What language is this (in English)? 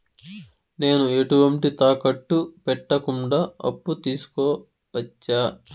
Telugu